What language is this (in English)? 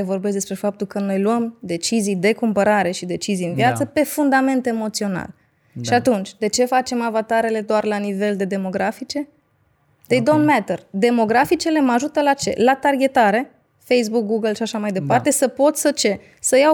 Romanian